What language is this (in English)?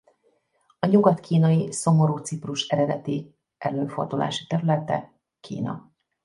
Hungarian